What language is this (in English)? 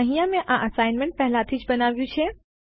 Gujarati